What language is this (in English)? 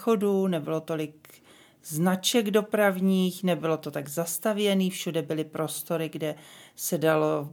Czech